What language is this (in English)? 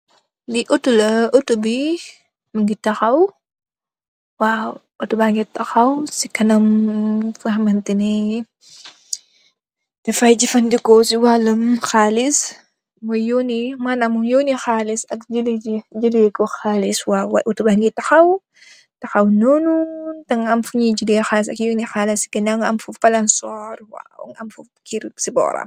Wolof